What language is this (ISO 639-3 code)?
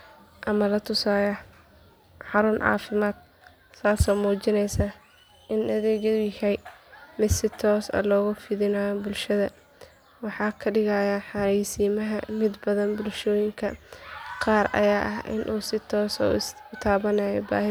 som